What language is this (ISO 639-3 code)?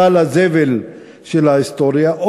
heb